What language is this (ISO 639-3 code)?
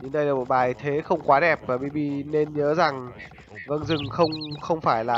vie